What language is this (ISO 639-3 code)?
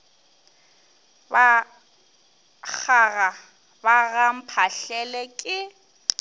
nso